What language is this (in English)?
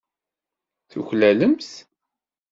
Kabyle